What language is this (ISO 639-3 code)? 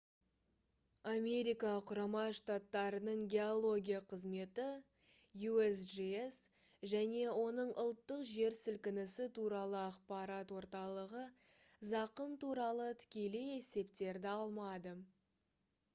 kaz